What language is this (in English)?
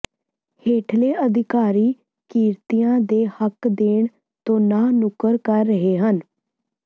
Punjabi